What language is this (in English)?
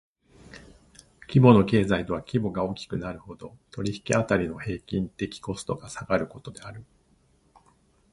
Japanese